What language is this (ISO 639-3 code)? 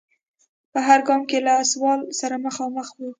pus